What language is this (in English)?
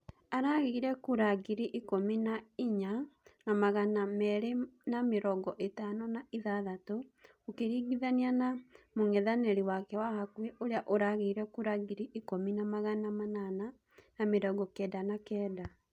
Kikuyu